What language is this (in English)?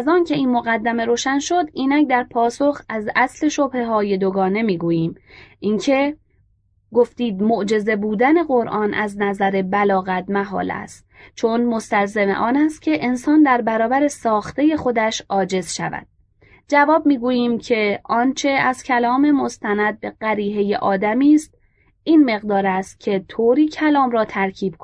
Persian